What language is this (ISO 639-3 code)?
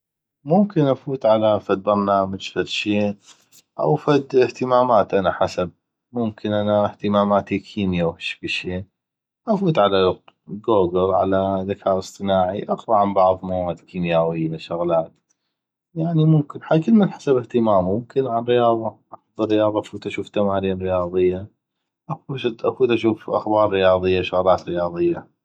ayp